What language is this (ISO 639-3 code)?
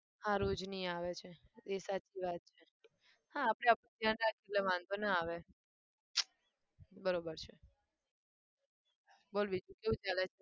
guj